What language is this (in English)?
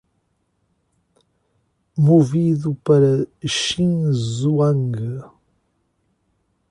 Portuguese